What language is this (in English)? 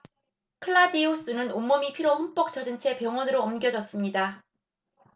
Korean